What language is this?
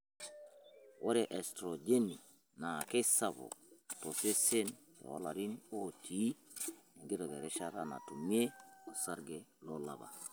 Masai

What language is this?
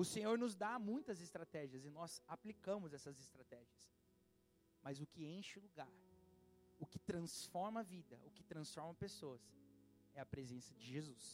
Portuguese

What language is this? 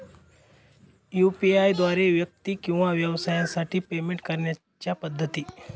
Marathi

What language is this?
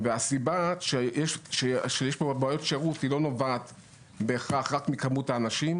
Hebrew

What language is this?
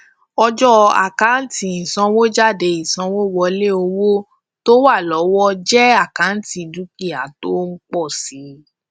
Yoruba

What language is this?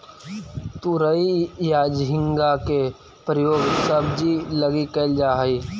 Magahi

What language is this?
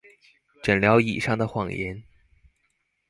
Chinese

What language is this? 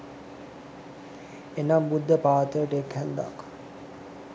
Sinhala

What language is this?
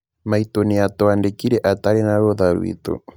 Kikuyu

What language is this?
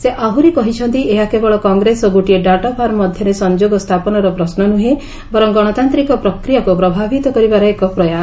Odia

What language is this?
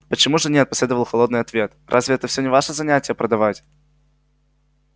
Russian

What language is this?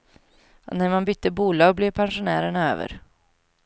Swedish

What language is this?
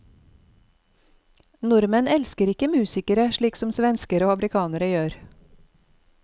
Norwegian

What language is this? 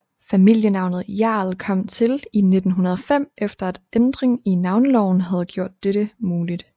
Danish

